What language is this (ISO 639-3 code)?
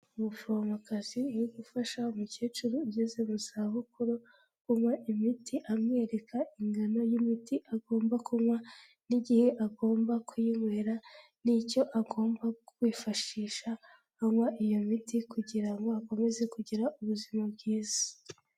kin